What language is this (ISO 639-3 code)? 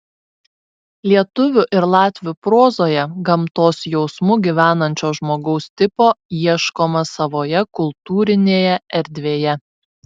lit